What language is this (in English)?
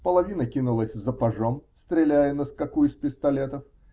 Russian